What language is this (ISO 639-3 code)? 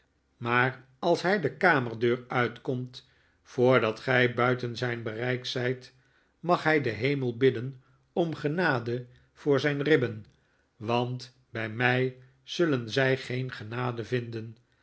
nld